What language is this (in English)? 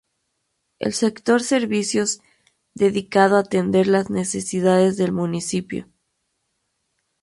Spanish